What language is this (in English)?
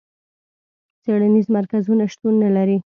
Pashto